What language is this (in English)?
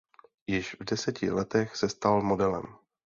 Czech